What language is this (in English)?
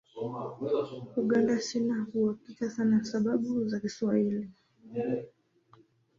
Swahili